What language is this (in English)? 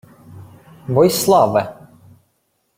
Ukrainian